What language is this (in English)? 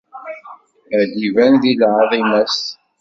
Kabyle